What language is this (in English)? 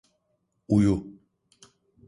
Turkish